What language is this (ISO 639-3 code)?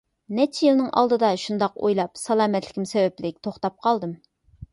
uig